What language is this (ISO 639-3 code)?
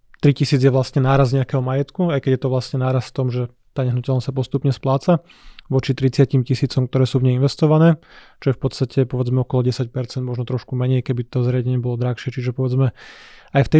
slk